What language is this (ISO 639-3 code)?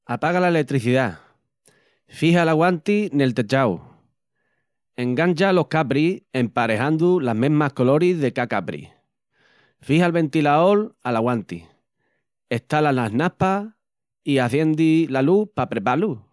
ext